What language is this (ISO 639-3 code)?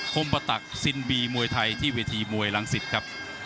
tha